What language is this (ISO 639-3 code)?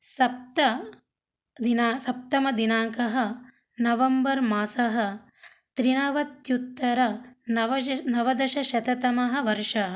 san